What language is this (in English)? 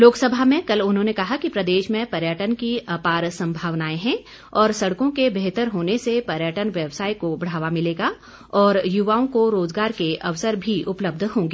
Hindi